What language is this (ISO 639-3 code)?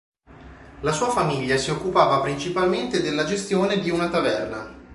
ita